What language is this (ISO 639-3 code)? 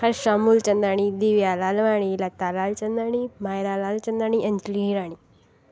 snd